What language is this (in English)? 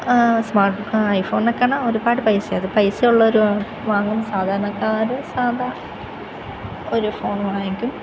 Malayalam